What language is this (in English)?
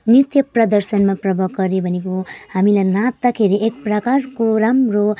Nepali